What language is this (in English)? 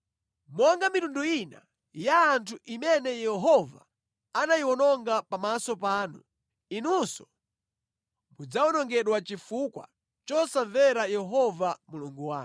Nyanja